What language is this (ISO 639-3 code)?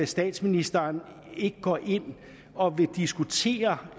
dan